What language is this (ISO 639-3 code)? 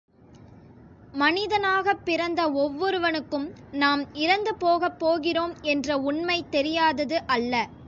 tam